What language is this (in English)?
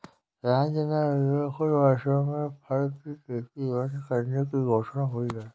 Hindi